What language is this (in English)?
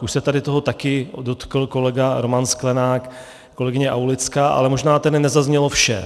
Czech